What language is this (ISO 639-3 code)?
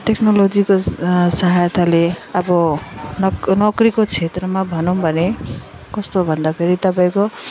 nep